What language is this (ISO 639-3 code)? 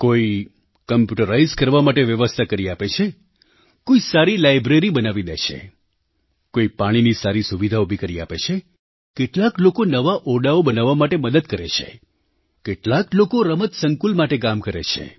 guj